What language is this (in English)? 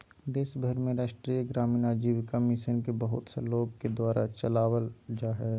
Magahi